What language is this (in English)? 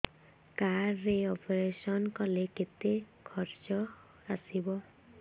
Odia